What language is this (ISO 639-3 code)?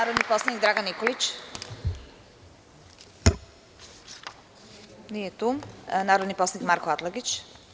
srp